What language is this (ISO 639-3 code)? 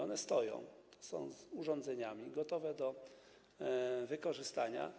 pol